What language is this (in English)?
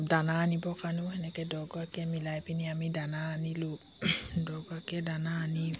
Assamese